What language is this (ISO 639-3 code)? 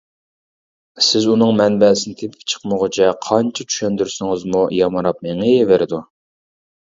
uig